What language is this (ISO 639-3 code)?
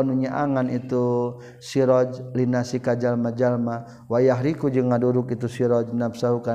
msa